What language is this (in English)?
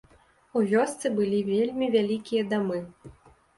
Belarusian